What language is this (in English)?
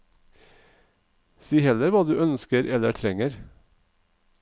Norwegian